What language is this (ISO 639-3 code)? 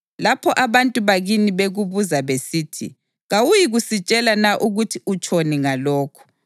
nde